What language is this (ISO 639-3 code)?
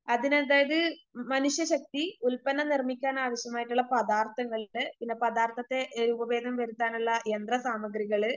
mal